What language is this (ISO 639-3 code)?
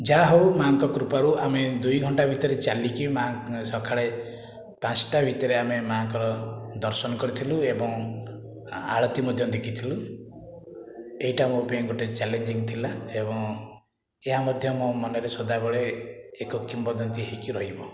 ori